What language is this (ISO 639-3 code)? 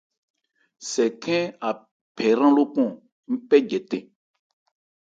ebr